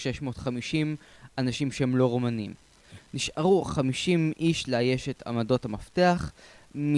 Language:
Hebrew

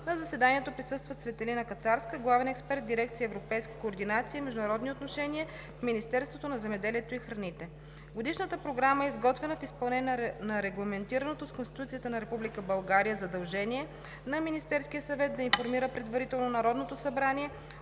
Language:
Bulgarian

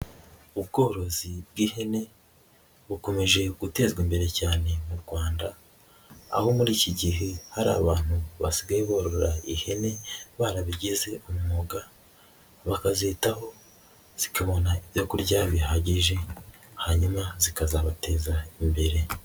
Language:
Kinyarwanda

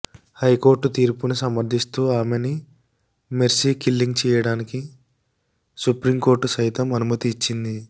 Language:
Telugu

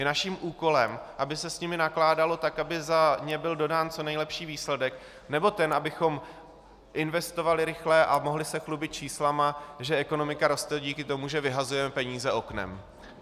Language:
Czech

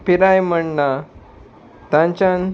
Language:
Konkani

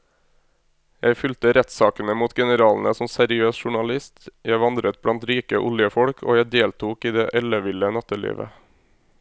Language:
Norwegian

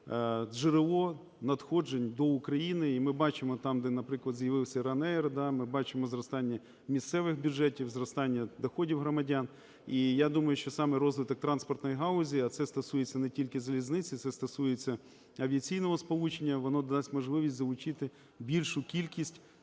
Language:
Ukrainian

